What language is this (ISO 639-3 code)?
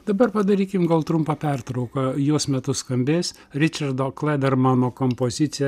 lit